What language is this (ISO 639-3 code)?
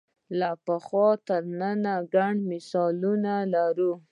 pus